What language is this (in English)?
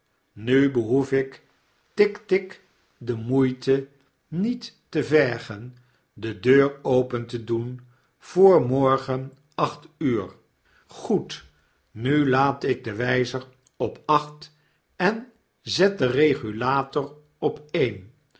Dutch